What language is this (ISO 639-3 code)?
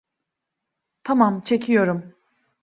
tur